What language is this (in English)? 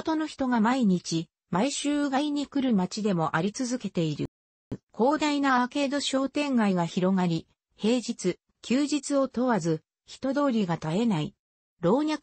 Japanese